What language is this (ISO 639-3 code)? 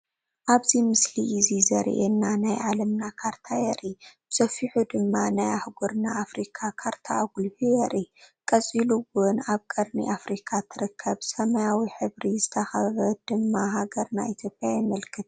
tir